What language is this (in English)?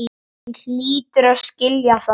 Icelandic